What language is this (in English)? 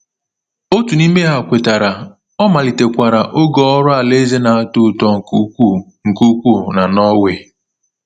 Igbo